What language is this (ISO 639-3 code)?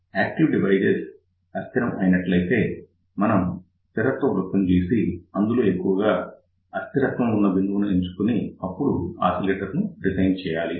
tel